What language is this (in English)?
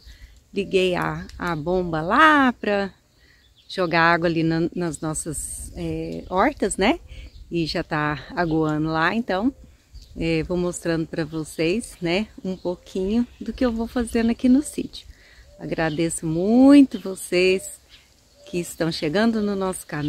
Portuguese